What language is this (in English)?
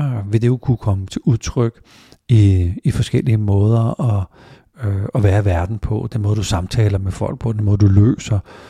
Danish